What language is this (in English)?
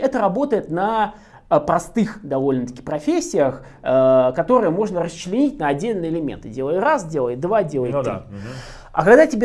Russian